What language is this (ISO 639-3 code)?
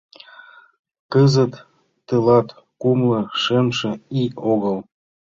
chm